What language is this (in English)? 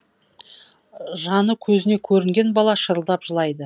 Kazakh